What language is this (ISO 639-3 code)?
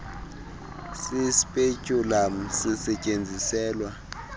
xho